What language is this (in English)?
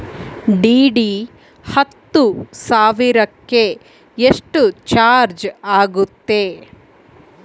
Kannada